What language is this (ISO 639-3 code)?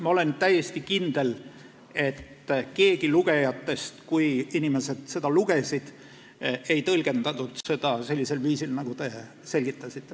est